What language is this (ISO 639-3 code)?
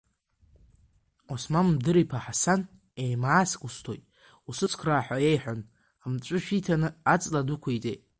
abk